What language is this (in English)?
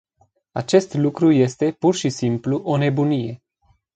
Romanian